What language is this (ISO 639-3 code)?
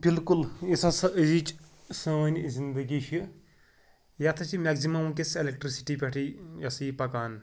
kas